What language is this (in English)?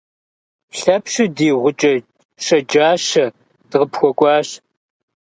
Kabardian